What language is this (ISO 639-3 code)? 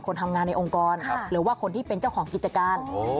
tha